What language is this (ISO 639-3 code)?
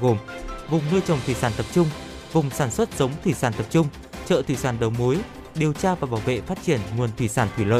vie